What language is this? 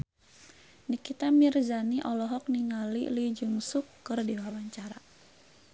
Sundanese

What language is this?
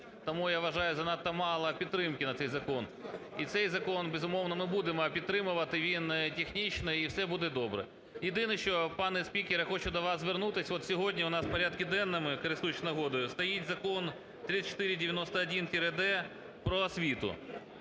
Ukrainian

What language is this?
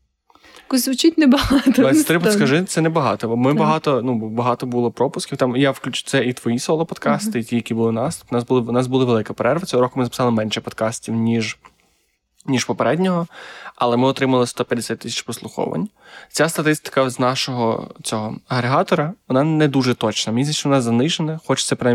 Ukrainian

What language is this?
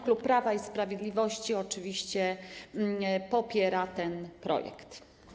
Polish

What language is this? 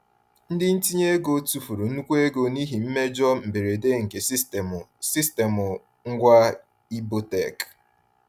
Igbo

